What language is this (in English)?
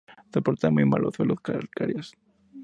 Spanish